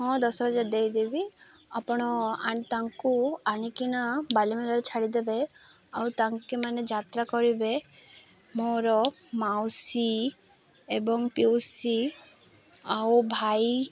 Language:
Odia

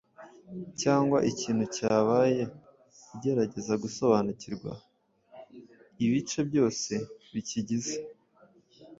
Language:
Kinyarwanda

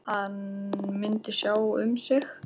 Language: Icelandic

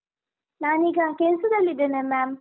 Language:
Kannada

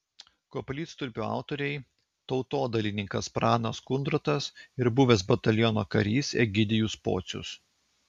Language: Lithuanian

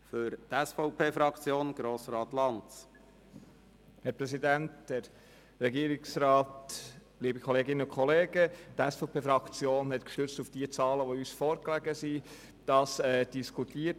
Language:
Swiss German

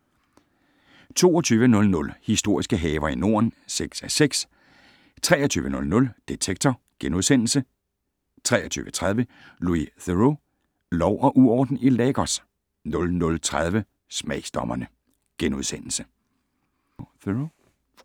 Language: Danish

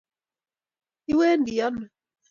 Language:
Kalenjin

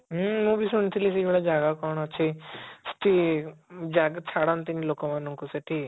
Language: Odia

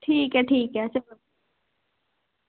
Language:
Dogri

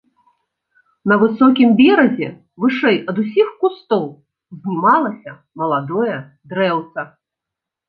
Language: Belarusian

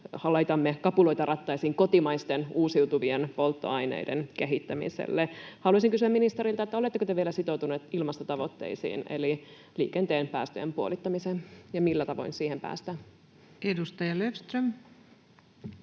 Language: Finnish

